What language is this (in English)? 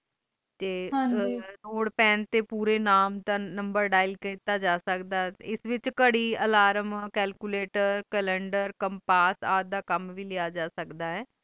Punjabi